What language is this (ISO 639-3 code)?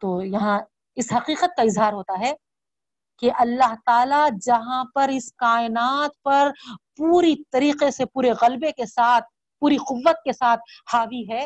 urd